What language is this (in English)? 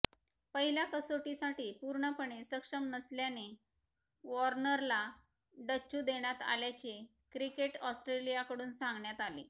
Marathi